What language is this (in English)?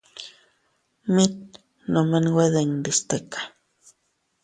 Teutila Cuicatec